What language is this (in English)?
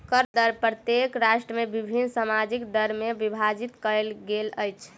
Maithili